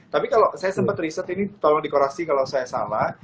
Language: Indonesian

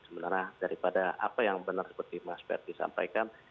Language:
Indonesian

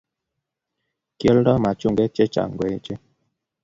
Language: Kalenjin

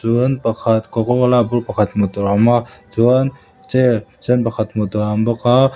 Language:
Mizo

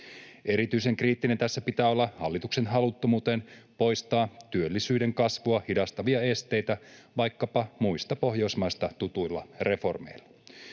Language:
Finnish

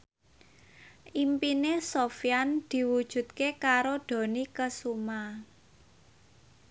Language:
Javanese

